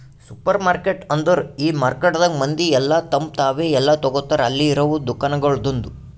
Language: Kannada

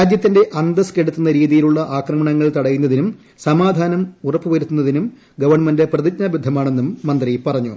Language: Malayalam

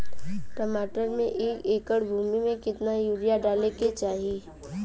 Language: Bhojpuri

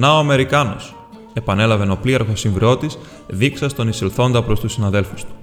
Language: Greek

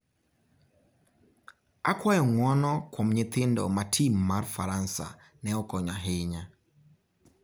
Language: Luo (Kenya and Tanzania)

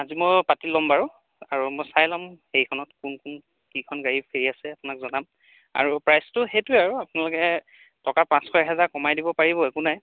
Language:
Assamese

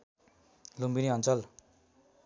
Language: Nepali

